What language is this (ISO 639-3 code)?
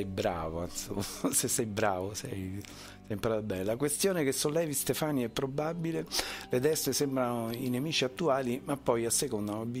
ita